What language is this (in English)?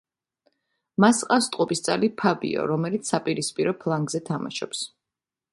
Georgian